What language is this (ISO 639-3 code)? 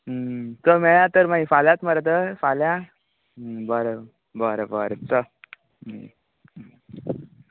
kok